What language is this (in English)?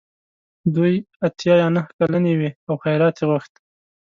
Pashto